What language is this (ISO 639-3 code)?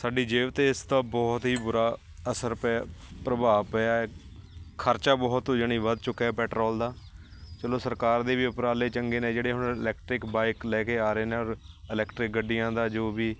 pan